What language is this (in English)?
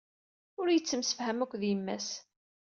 Kabyle